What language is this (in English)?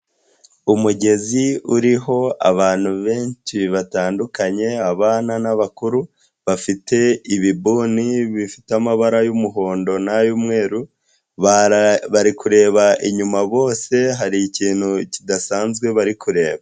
Kinyarwanda